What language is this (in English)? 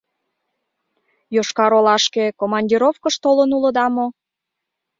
Mari